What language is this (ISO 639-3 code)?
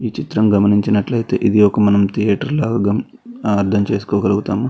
tel